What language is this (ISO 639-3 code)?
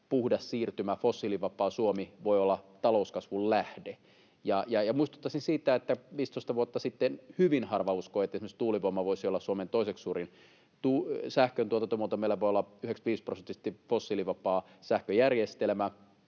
fin